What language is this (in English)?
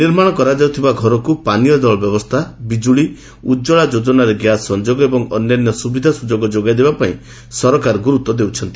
Odia